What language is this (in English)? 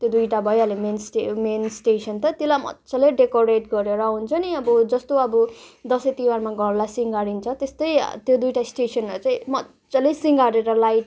Nepali